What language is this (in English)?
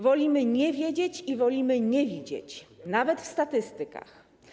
Polish